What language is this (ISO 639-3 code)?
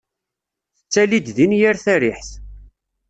kab